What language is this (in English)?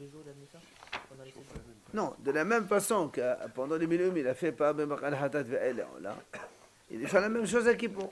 French